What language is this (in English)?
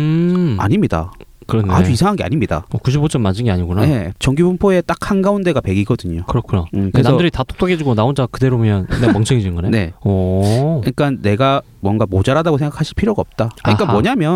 Korean